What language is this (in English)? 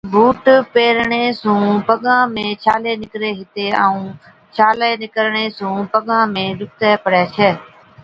Od